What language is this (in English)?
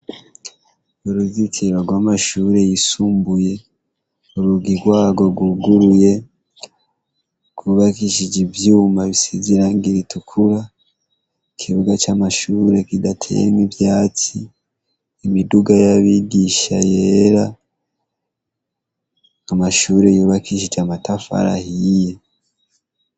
Rundi